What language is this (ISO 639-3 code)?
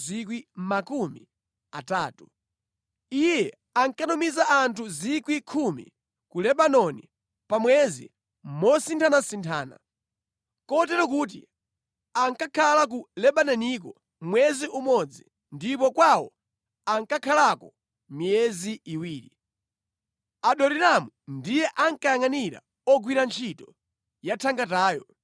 nya